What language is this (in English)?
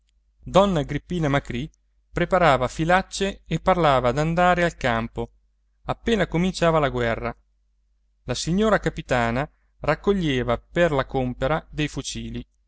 Italian